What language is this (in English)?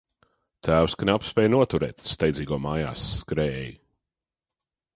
Latvian